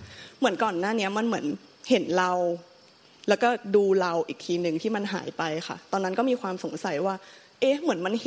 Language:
Thai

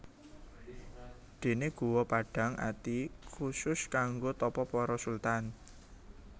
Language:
Javanese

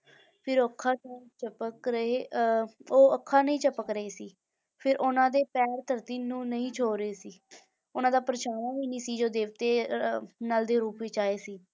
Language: Punjabi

